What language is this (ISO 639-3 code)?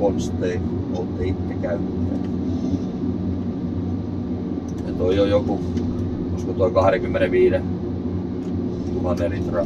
fin